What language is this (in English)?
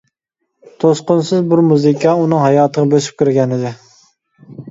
Uyghur